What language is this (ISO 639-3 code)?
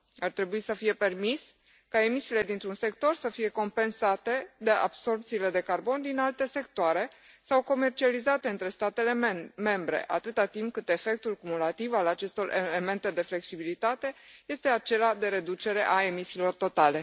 ron